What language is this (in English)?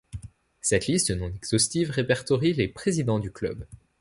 French